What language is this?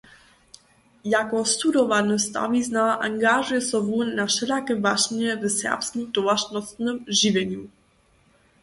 Upper Sorbian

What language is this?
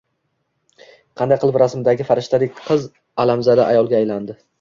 Uzbek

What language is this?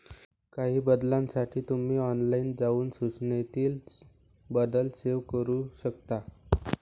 Marathi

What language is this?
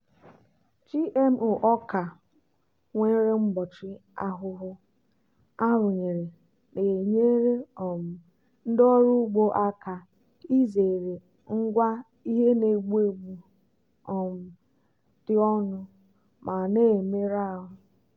Igbo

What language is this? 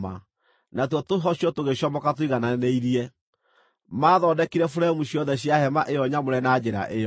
Kikuyu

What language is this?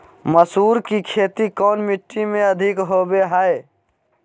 Magahi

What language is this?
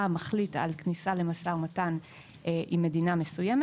Hebrew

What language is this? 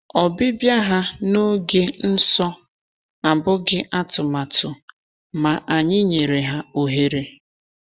Igbo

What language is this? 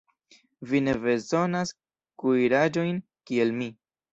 Esperanto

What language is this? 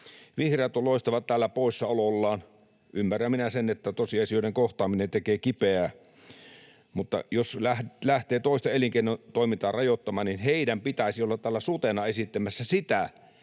Finnish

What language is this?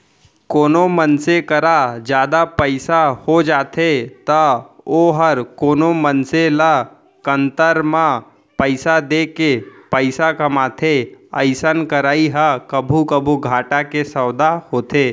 Chhattisgarhi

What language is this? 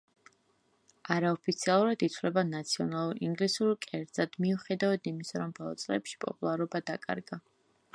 Georgian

